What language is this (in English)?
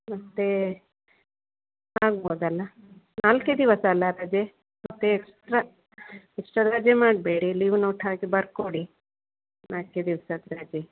Kannada